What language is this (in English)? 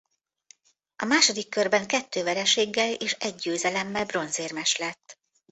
Hungarian